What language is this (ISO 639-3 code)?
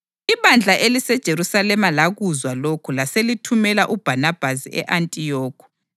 nde